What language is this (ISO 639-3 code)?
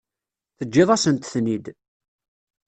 kab